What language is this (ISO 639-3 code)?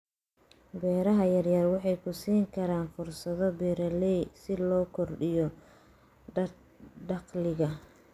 som